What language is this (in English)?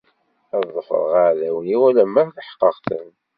Kabyle